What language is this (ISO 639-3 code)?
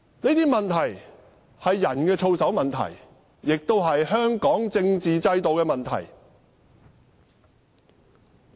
yue